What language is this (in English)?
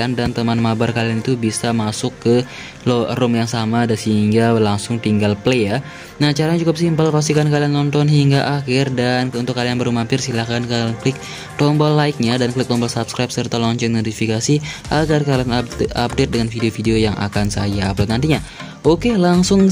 Indonesian